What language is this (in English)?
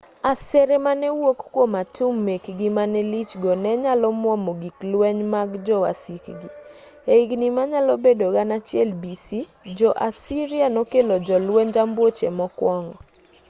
Luo (Kenya and Tanzania)